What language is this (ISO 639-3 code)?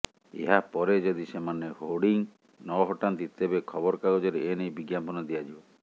ori